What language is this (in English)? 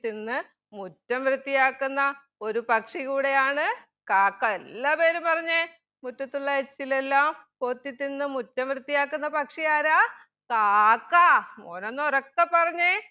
Malayalam